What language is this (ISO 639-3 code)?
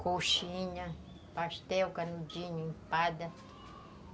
por